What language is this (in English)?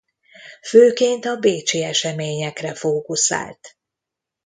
Hungarian